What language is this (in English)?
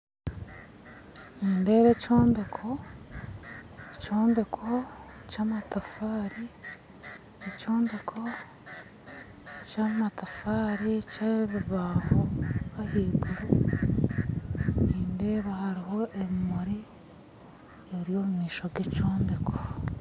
Nyankole